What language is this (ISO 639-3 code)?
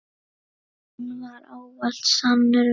isl